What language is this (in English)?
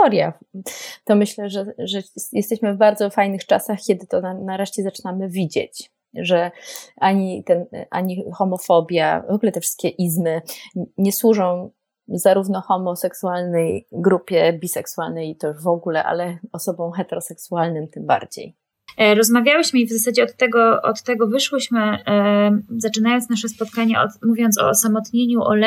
Polish